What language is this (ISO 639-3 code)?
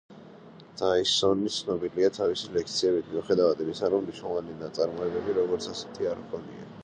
kat